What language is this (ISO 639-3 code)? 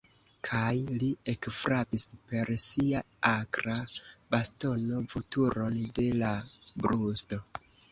epo